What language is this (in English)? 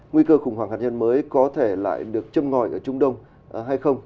Vietnamese